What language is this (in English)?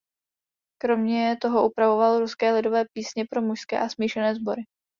Czech